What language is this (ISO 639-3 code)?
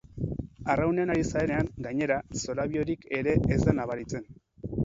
eus